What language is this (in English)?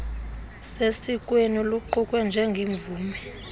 Xhosa